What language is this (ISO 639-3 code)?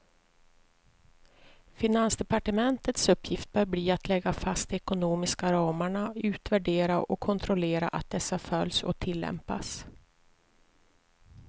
swe